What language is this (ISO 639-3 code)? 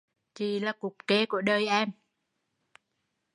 vie